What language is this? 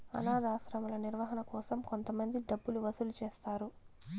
Telugu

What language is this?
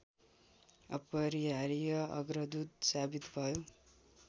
Nepali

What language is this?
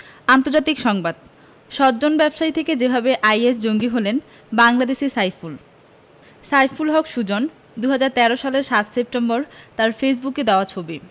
Bangla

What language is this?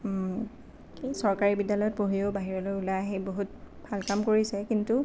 Assamese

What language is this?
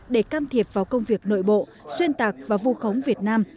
Vietnamese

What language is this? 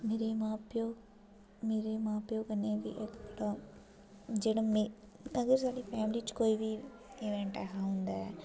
Dogri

